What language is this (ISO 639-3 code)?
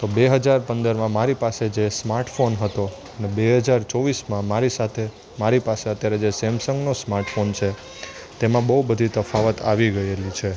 guj